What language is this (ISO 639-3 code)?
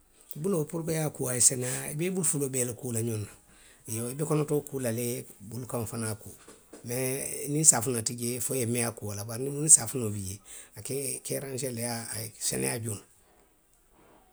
mlq